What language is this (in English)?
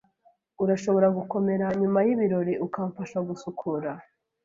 Kinyarwanda